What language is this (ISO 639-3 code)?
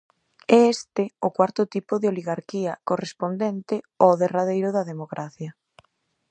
glg